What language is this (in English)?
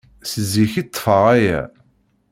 Kabyle